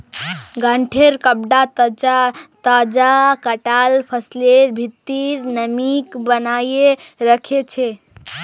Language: Magahi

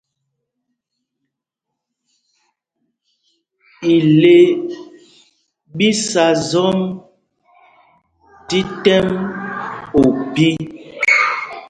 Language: Mpumpong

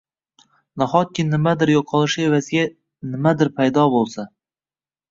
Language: Uzbek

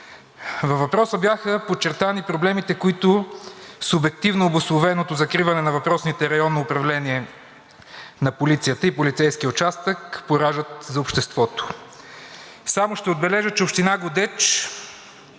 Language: Bulgarian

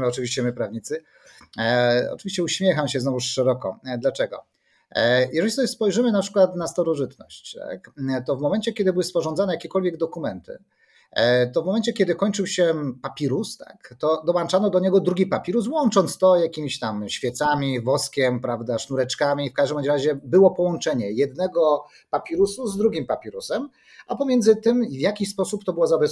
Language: Polish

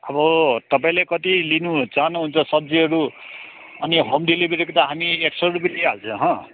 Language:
Nepali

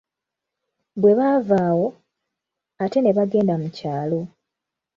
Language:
Ganda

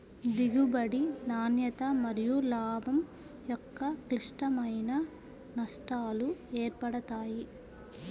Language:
Telugu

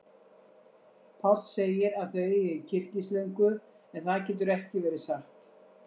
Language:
Icelandic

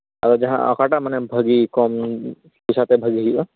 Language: Santali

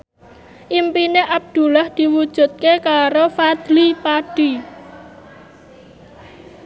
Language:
Javanese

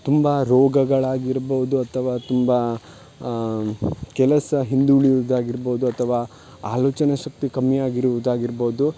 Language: Kannada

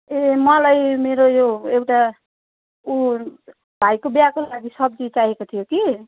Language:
Nepali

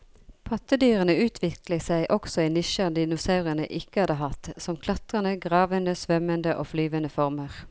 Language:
Norwegian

